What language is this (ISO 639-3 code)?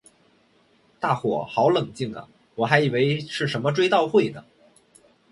zho